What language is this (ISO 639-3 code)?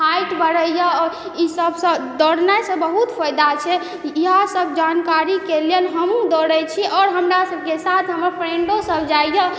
mai